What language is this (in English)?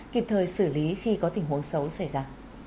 Vietnamese